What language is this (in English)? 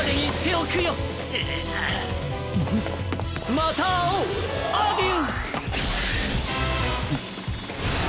Japanese